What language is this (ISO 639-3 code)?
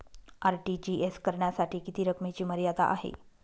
mar